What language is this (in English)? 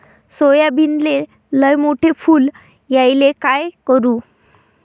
Marathi